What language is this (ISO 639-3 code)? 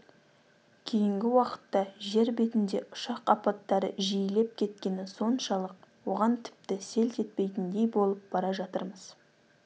kaz